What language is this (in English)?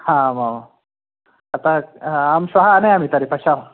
Sanskrit